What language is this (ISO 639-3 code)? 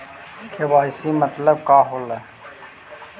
mag